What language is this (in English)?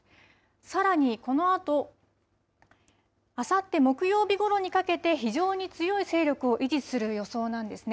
Japanese